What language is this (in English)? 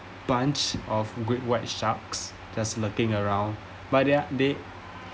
English